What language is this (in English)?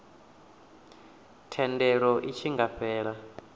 Venda